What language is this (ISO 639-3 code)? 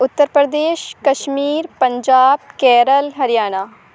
urd